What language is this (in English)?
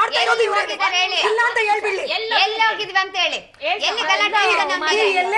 Kannada